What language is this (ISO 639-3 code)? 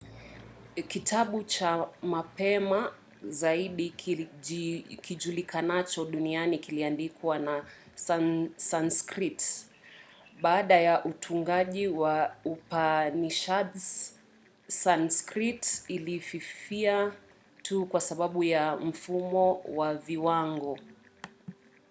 swa